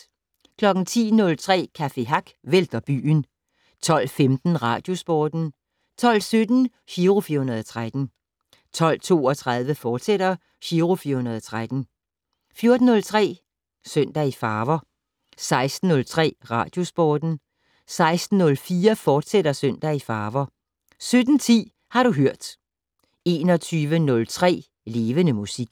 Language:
Danish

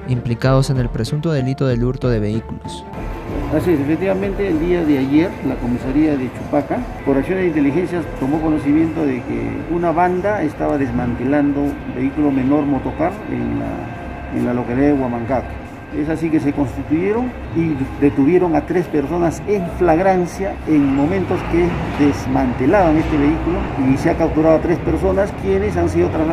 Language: Spanish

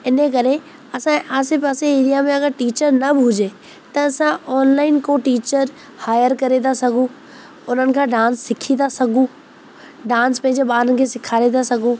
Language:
Sindhi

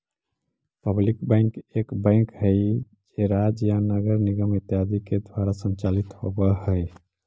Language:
Magahi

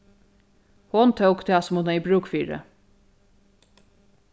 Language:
Faroese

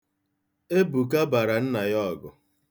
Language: Igbo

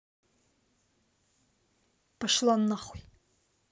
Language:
Russian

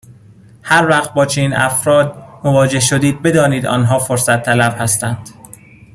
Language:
Persian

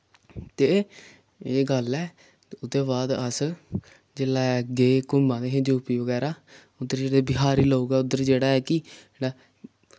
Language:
Dogri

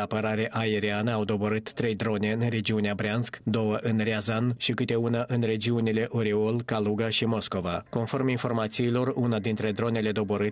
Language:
Romanian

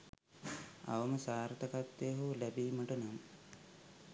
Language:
Sinhala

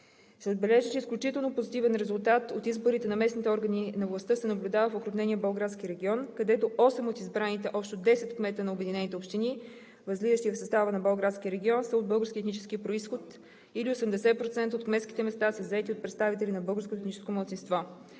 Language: Bulgarian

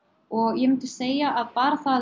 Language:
Icelandic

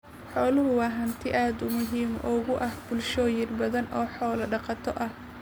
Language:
Somali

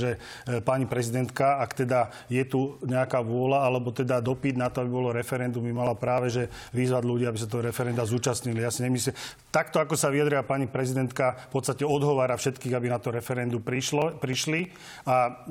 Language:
Slovak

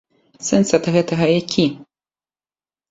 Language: Belarusian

